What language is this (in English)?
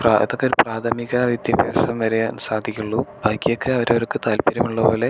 Malayalam